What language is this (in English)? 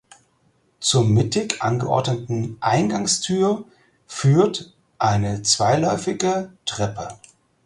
German